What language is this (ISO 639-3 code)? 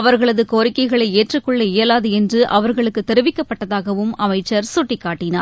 tam